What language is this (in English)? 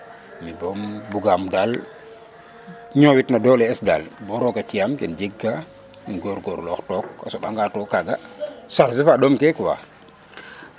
Serer